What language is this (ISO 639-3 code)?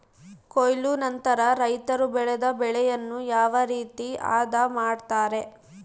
kan